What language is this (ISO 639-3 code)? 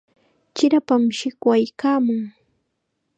qxa